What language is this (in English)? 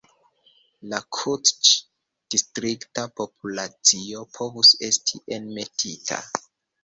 Esperanto